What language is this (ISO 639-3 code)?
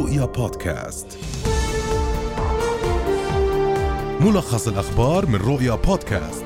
ara